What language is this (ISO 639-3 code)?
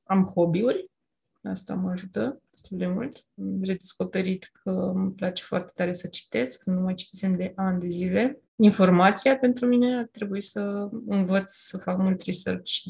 ron